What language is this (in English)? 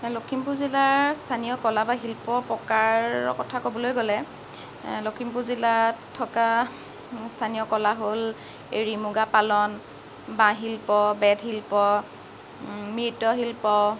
Assamese